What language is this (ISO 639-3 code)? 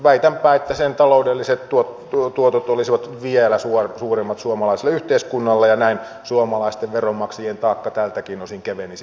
fin